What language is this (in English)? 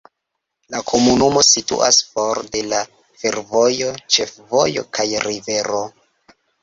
Esperanto